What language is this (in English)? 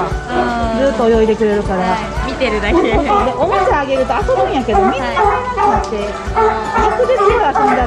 Japanese